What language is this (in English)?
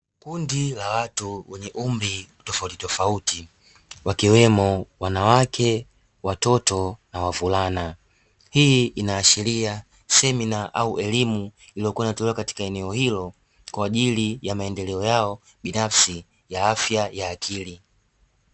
Swahili